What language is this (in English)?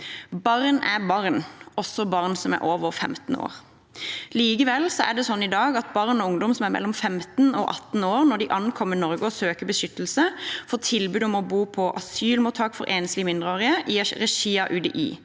Norwegian